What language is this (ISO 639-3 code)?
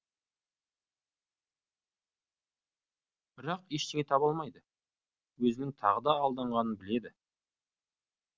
kaz